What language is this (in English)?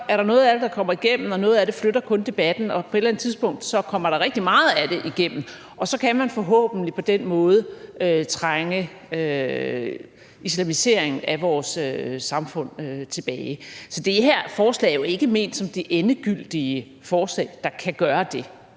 Danish